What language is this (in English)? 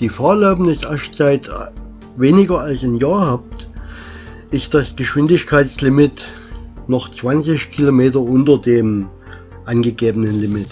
German